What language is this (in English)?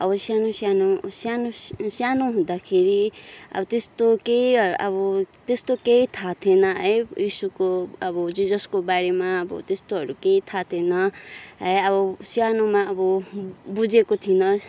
Nepali